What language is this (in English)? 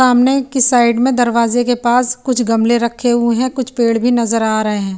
Hindi